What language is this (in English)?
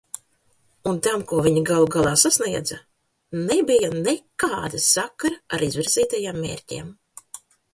Latvian